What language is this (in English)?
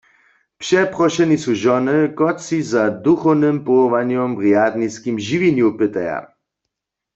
Upper Sorbian